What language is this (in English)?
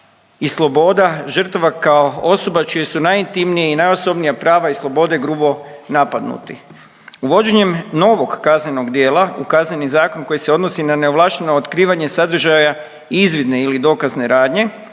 Croatian